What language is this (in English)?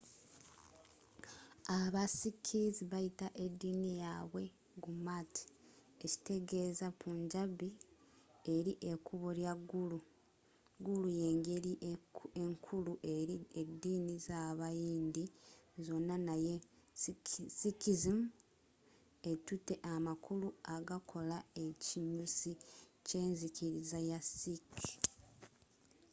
Ganda